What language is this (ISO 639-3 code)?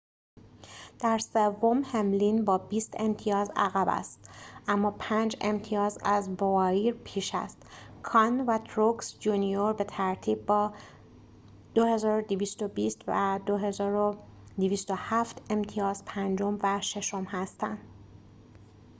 fas